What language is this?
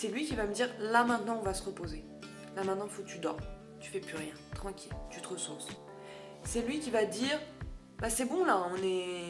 French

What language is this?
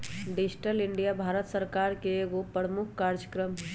Magahi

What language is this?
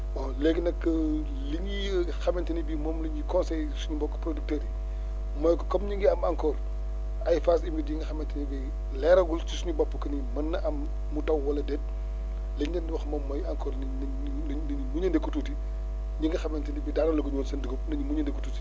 Wolof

